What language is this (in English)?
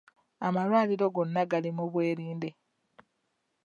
Ganda